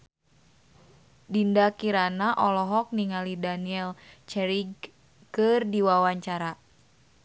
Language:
Sundanese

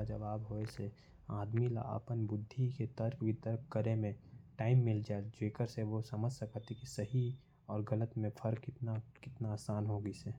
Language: Korwa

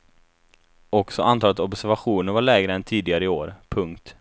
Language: Swedish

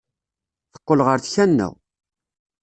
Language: Kabyle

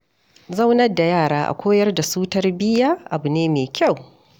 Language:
Hausa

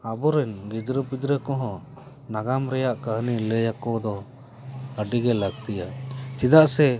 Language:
Santali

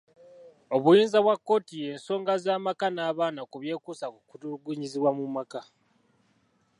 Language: Ganda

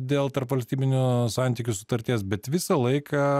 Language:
Lithuanian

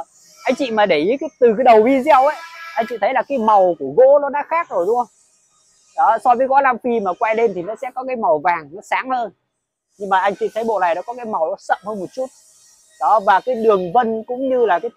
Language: Vietnamese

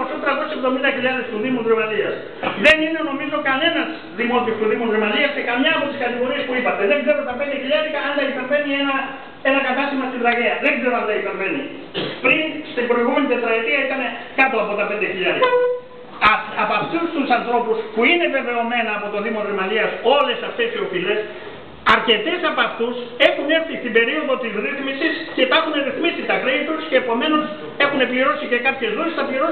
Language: Greek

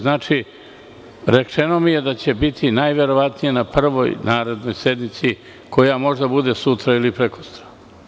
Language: Serbian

